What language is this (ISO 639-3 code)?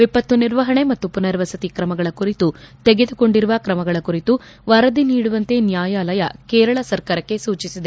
kan